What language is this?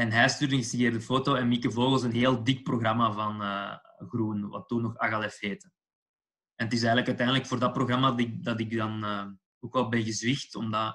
Dutch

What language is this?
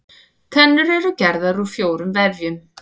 Icelandic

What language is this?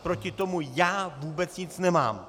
Czech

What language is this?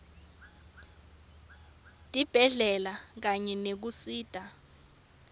Swati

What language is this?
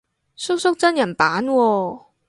Cantonese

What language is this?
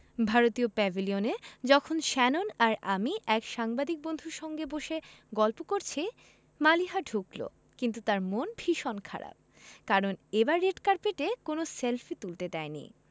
Bangla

